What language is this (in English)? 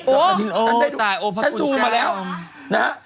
Thai